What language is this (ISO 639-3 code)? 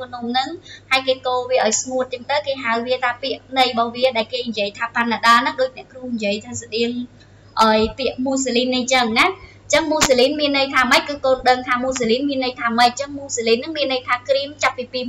vie